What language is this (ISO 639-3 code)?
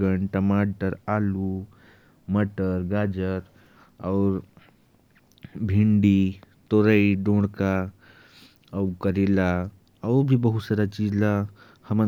kfp